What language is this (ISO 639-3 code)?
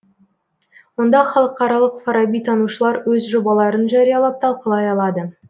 kaz